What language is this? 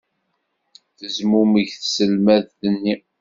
Kabyle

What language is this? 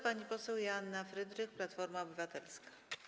Polish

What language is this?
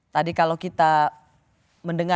Indonesian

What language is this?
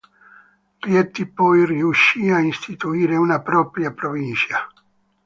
Italian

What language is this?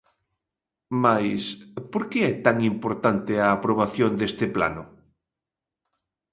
Galician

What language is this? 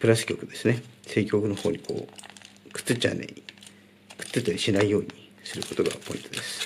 Japanese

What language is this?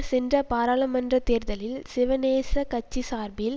Tamil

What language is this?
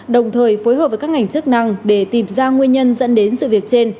Vietnamese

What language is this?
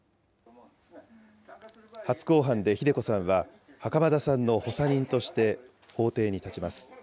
Japanese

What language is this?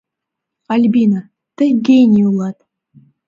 Mari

